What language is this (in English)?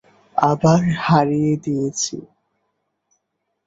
Bangla